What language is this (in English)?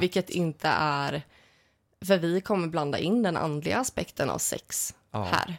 Swedish